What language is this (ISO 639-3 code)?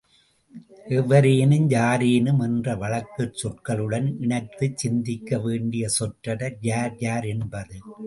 tam